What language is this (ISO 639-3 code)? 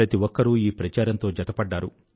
tel